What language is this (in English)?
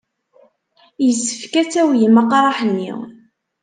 Kabyle